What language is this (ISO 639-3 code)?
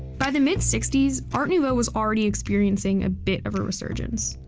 eng